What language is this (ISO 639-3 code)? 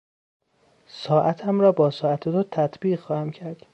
fas